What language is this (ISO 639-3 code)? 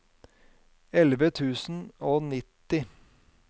nor